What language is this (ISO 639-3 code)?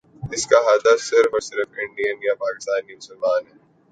urd